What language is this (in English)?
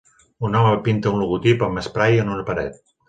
Catalan